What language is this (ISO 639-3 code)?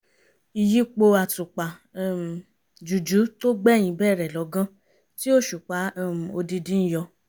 yor